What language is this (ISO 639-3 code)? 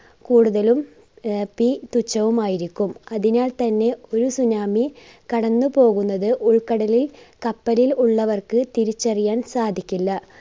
mal